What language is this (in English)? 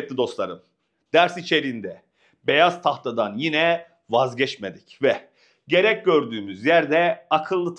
Turkish